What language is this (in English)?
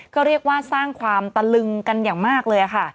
Thai